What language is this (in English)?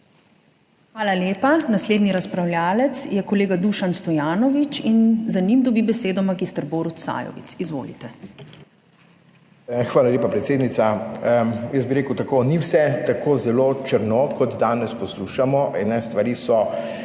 Slovenian